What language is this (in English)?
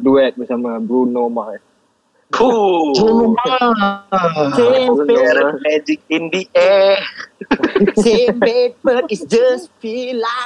Malay